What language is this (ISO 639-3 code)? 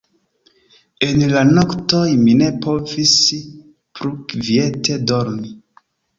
epo